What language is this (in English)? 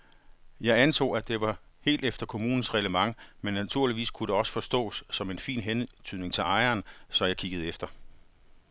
Danish